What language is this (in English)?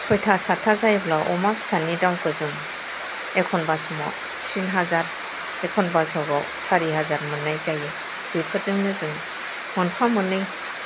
Bodo